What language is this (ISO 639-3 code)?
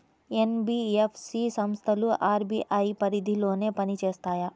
tel